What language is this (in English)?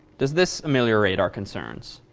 English